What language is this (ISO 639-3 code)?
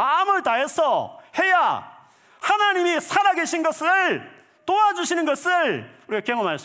kor